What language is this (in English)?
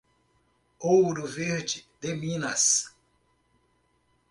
Portuguese